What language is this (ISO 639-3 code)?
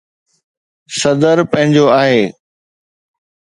snd